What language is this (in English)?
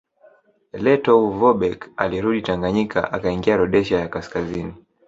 Swahili